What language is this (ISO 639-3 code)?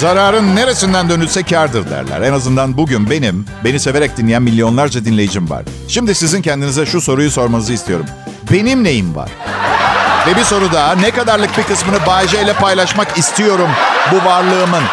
tur